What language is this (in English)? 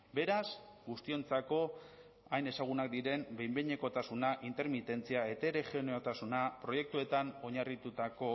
Basque